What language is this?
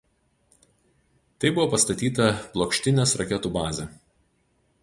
Lithuanian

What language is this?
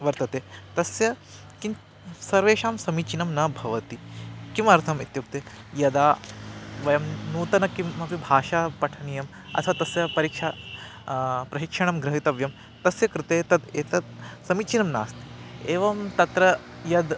Sanskrit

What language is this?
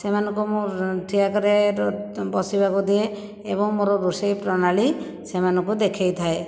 Odia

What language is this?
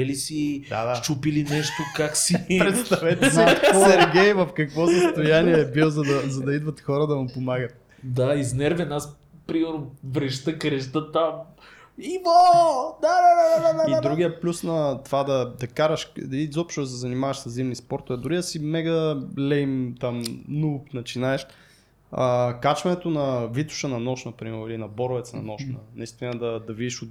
Bulgarian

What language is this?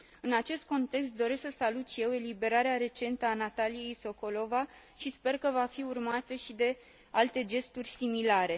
Romanian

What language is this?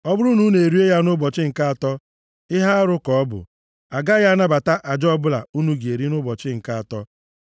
Igbo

